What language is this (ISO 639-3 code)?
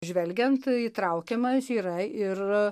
lit